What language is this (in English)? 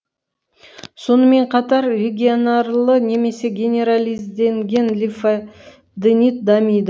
Kazakh